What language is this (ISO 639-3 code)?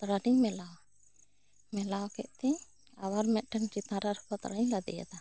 sat